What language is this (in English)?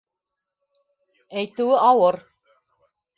Bashkir